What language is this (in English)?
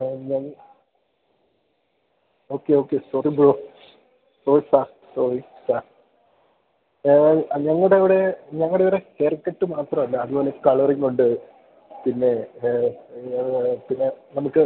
Malayalam